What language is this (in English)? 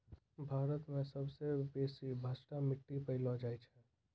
Maithili